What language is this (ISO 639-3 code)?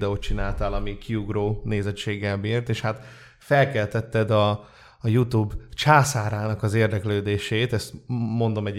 hun